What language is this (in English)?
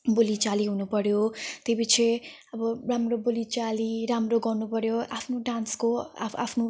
Nepali